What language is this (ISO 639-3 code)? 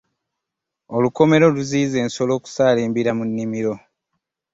lug